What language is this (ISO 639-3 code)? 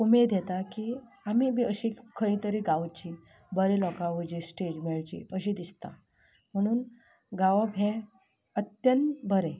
kok